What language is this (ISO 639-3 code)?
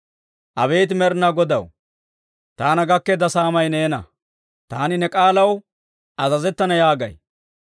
dwr